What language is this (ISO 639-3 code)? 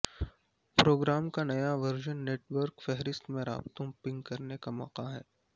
urd